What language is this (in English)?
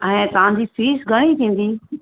Sindhi